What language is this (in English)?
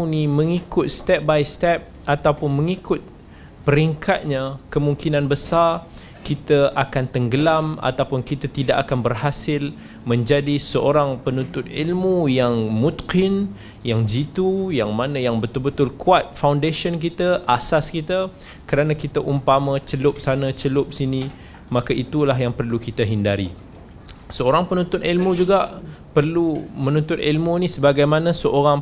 Malay